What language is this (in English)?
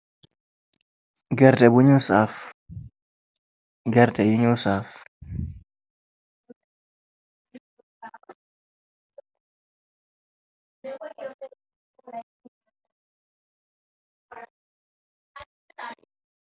Wolof